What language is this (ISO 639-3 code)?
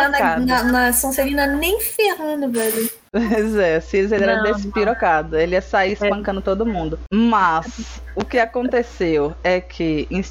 por